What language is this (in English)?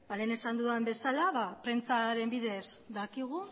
Basque